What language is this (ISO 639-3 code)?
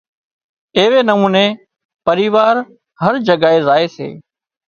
kxp